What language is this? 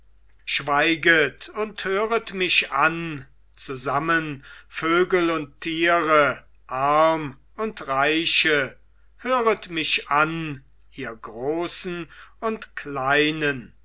German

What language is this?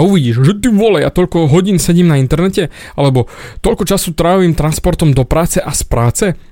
Slovak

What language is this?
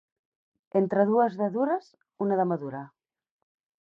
Catalan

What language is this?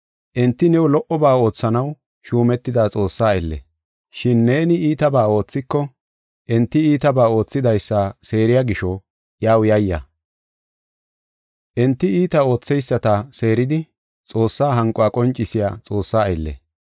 Gofa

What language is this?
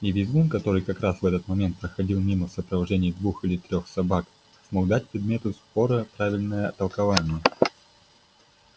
Russian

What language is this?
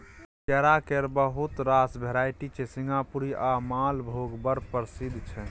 Maithili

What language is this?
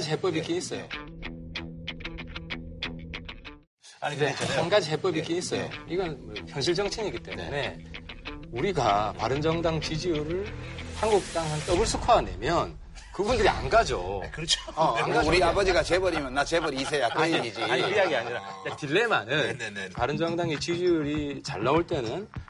Korean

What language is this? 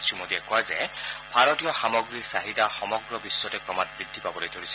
Assamese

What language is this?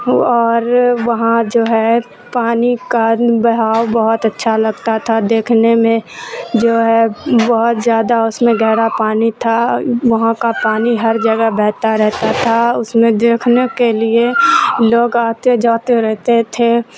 Urdu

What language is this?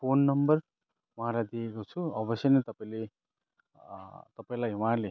Nepali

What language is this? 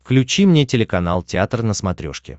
Russian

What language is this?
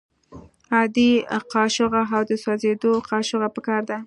Pashto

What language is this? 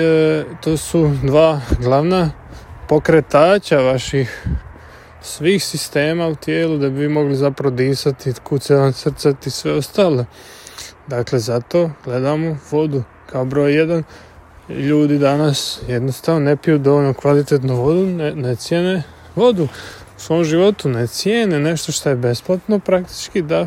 Croatian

